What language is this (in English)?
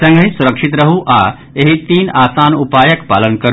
Maithili